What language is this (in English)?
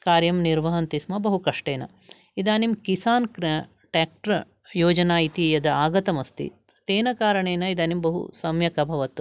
Sanskrit